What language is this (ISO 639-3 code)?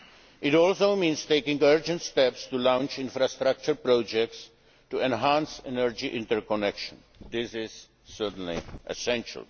eng